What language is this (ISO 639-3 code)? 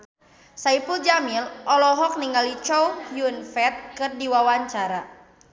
sun